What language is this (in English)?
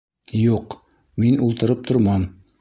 Bashkir